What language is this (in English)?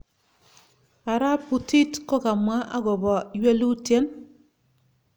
Kalenjin